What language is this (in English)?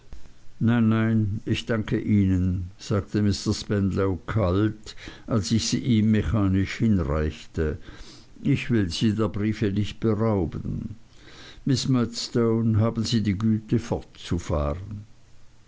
German